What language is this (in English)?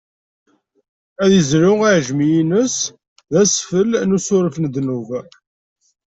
Kabyle